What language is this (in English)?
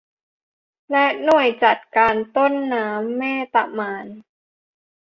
Thai